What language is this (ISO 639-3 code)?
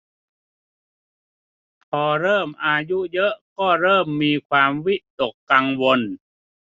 tha